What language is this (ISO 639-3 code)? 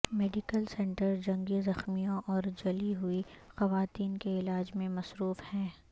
urd